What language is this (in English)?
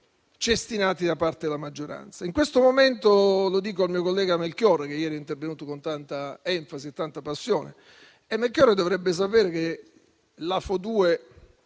Italian